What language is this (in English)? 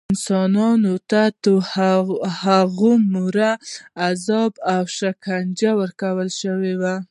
Pashto